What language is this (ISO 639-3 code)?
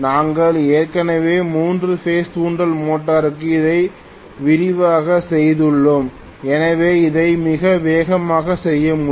tam